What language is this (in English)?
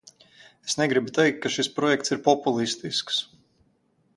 Latvian